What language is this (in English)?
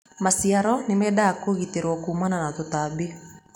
Kikuyu